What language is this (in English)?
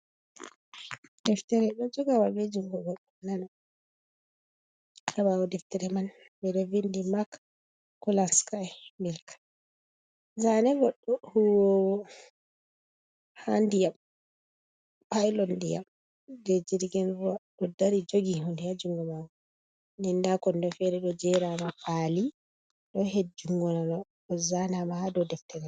Fula